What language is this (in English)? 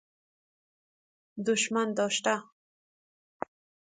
Persian